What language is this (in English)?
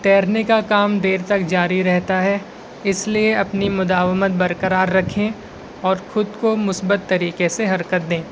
Urdu